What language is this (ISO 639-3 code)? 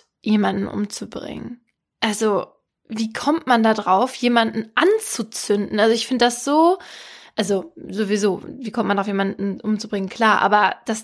deu